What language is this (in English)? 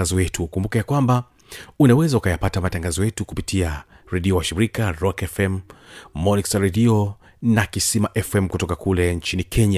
Swahili